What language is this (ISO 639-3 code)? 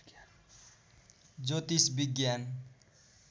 nep